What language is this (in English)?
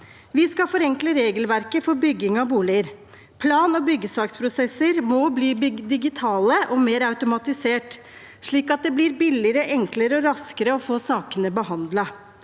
Norwegian